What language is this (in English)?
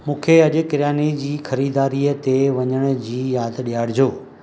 Sindhi